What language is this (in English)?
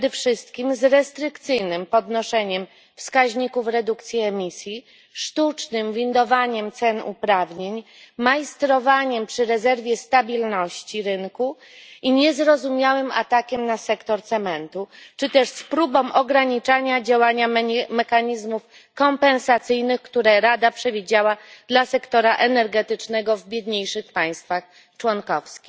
Polish